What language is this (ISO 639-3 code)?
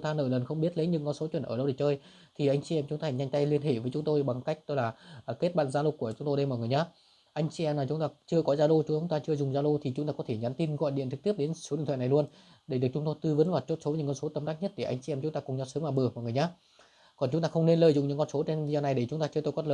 vie